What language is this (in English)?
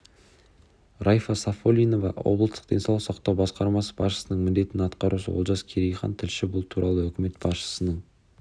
Kazakh